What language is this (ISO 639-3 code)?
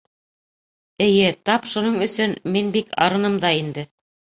bak